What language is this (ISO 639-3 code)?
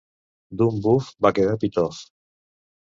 cat